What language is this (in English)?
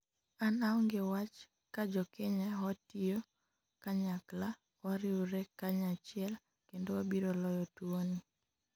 Luo (Kenya and Tanzania)